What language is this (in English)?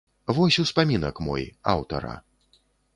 Belarusian